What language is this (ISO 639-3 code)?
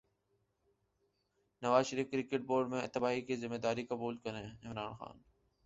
urd